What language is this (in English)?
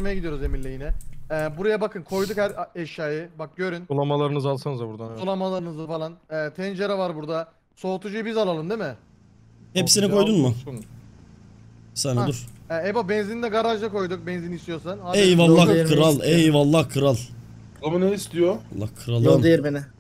Turkish